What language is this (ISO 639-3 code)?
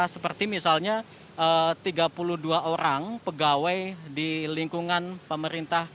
ind